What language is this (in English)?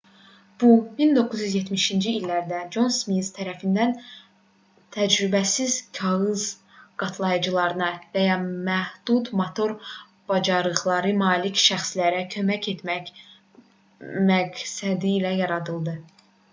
Azerbaijani